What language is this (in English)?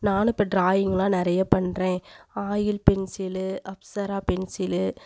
Tamil